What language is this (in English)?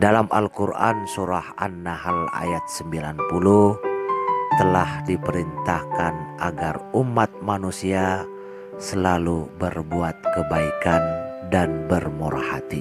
Indonesian